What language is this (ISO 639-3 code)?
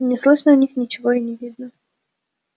rus